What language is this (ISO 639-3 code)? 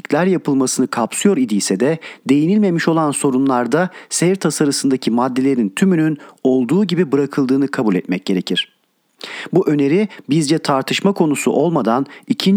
tur